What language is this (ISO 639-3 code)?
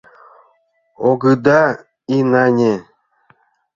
chm